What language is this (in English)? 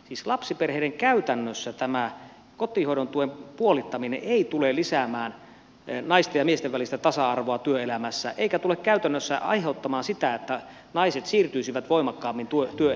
Finnish